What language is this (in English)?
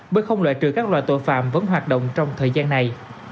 Vietnamese